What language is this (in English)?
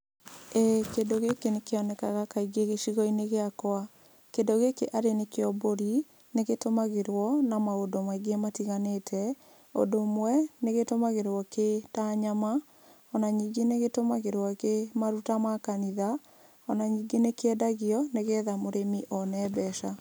Kikuyu